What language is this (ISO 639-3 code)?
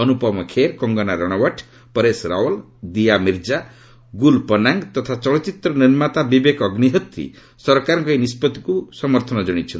ori